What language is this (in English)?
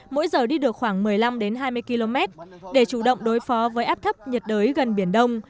Vietnamese